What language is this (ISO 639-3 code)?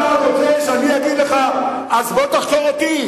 heb